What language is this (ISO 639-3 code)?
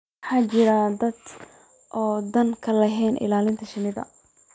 som